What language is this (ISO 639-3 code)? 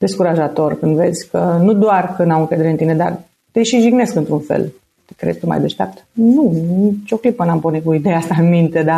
ron